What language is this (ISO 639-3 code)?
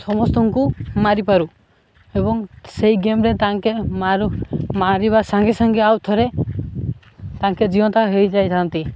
ori